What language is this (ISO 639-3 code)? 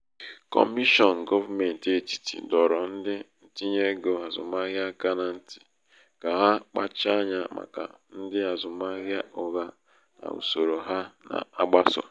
ibo